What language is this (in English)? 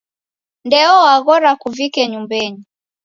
Taita